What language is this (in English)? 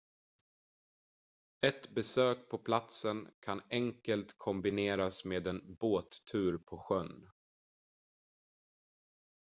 Swedish